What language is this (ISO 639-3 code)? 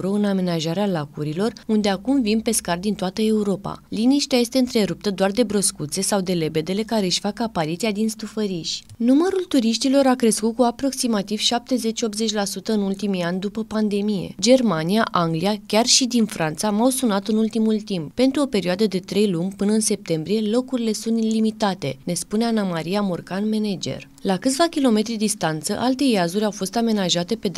ron